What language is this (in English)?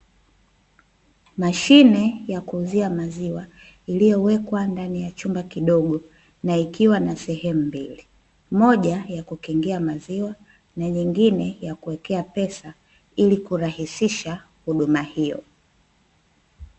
Swahili